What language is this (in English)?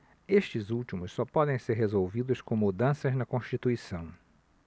Portuguese